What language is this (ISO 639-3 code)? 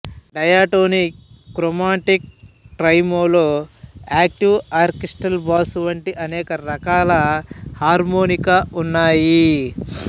tel